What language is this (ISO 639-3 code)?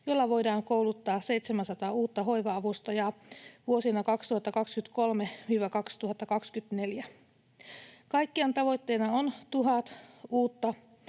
fin